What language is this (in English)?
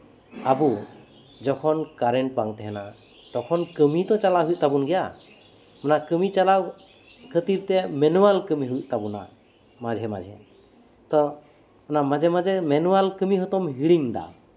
Santali